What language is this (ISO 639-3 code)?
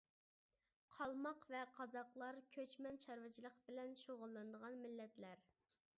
uig